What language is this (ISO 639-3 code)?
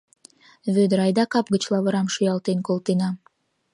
chm